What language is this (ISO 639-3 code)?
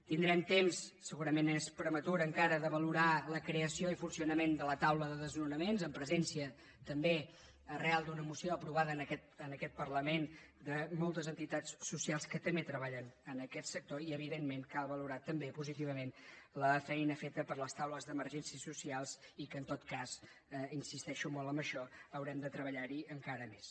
cat